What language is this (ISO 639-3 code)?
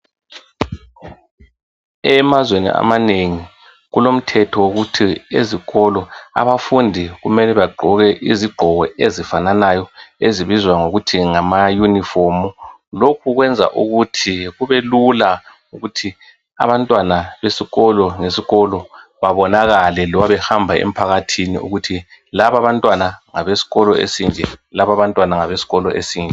nde